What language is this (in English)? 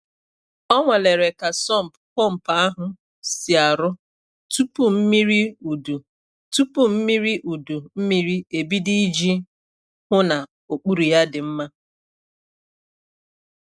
Igbo